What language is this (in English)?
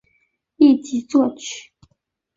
Chinese